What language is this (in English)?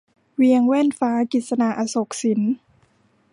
Thai